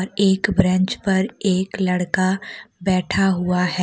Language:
Hindi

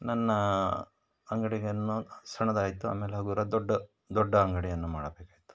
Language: Kannada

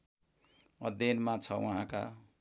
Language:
Nepali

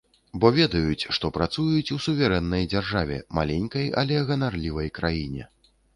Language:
Belarusian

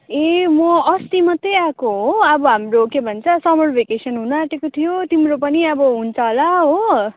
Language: Nepali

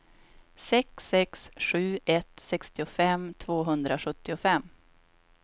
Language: Swedish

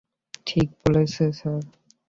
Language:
Bangla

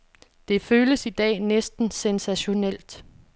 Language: Danish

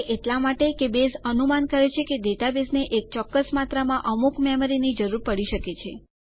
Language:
Gujarati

